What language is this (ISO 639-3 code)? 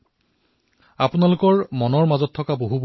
asm